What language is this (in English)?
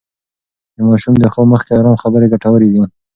Pashto